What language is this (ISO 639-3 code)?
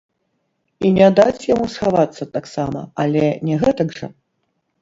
bel